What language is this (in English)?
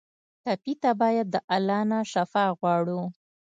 Pashto